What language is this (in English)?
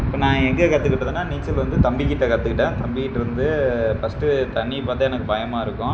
Tamil